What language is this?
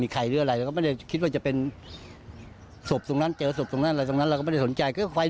Thai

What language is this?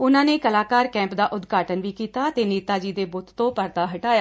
Punjabi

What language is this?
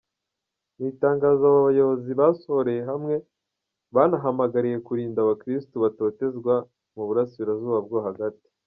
Kinyarwanda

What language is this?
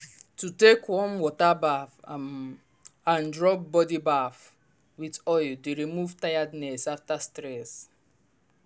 Nigerian Pidgin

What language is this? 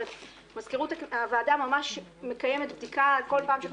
Hebrew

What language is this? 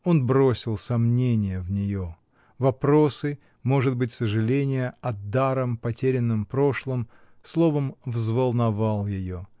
Russian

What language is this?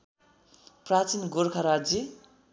Nepali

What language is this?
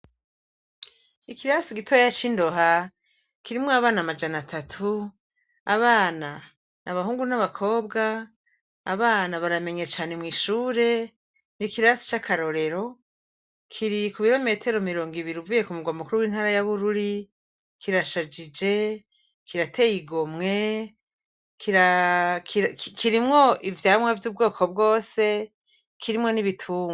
Rundi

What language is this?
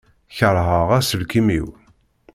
Kabyle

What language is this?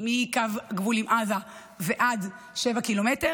Hebrew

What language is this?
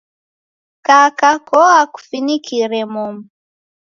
Taita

